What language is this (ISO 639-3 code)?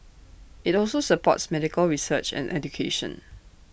eng